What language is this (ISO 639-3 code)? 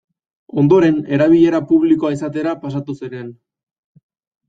eus